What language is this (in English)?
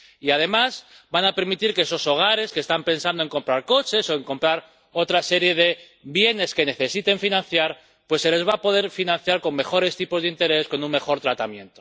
Spanish